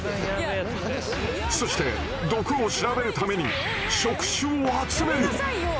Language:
Japanese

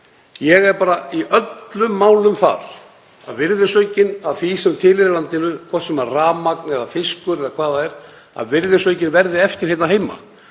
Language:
Icelandic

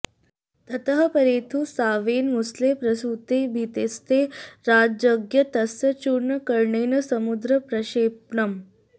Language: Sanskrit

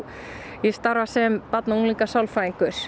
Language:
Icelandic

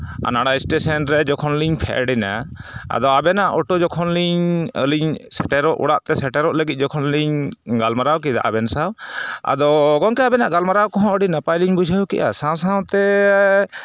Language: Santali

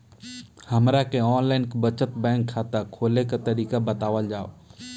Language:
Bhojpuri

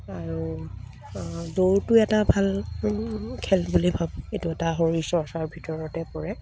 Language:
Assamese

